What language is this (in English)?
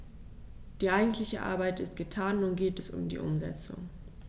German